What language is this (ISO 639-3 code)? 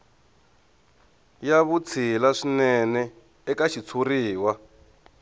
tso